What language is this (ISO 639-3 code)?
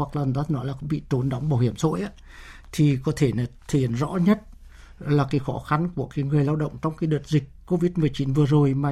vie